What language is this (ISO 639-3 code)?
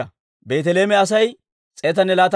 dwr